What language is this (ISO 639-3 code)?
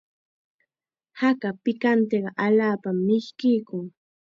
qxa